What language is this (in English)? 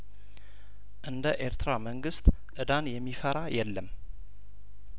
Amharic